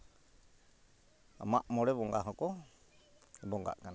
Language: Santali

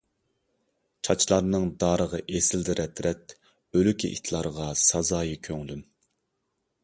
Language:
Uyghur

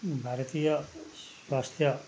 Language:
Nepali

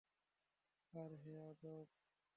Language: Bangla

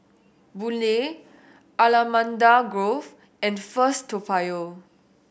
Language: English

